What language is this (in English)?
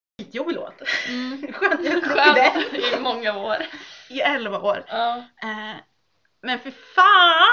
Swedish